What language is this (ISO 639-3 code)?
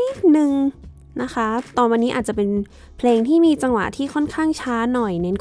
tha